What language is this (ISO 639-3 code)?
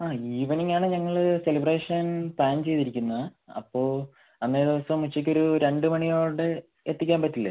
mal